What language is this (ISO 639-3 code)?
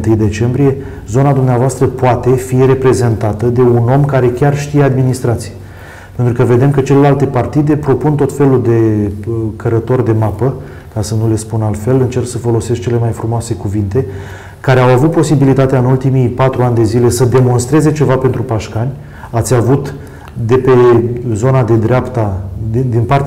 ron